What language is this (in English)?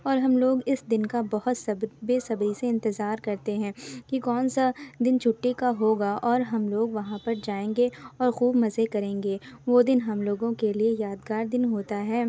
Urdu